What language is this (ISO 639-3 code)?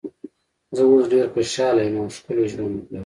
pus